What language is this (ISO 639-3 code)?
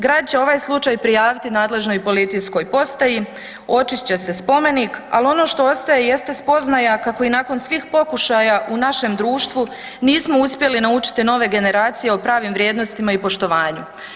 hrv